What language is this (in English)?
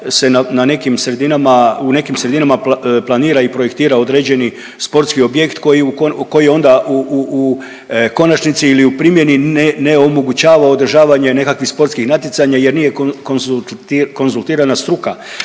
Croatian